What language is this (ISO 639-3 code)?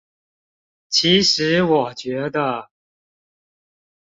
zho